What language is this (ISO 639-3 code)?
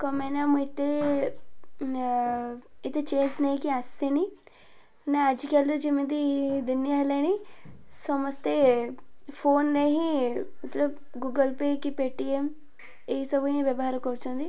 ori